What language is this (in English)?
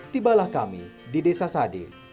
Indonesian